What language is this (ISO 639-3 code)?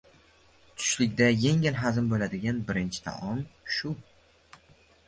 uzb